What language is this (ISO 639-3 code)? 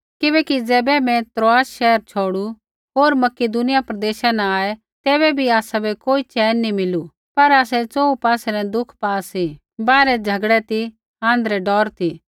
kfx